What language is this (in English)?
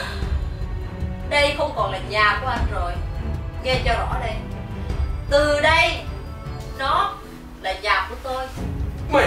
Vietnamese